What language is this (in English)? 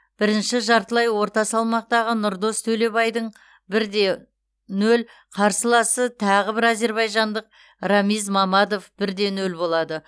Kazakh